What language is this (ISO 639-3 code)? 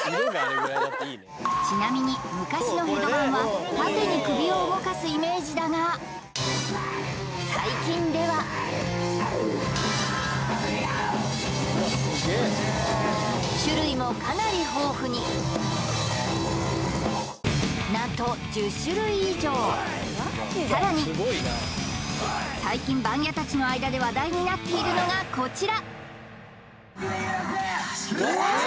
jpn